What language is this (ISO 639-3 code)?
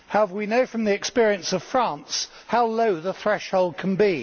eng